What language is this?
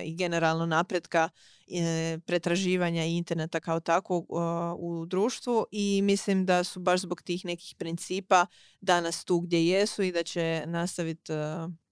Croatian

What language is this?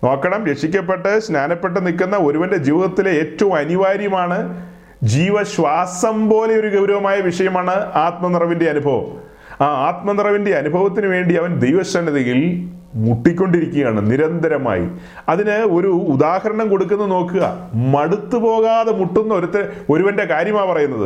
Malayalam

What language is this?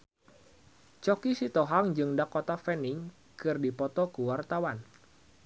Sundanese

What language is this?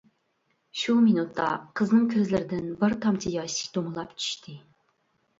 Uyghur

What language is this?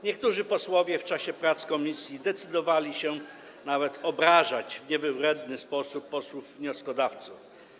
Polish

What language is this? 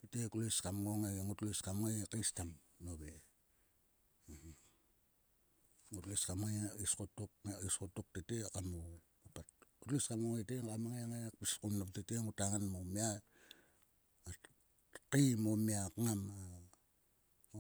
Sulka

